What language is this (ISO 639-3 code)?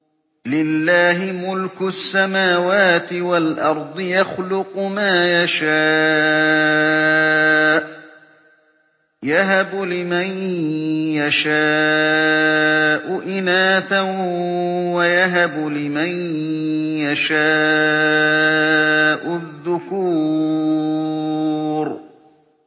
ara